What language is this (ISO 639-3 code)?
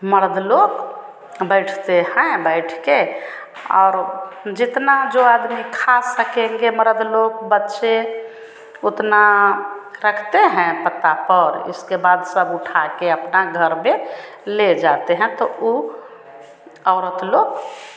hin